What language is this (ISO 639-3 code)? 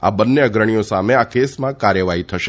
guj